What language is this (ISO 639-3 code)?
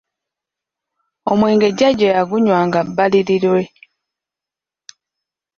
lug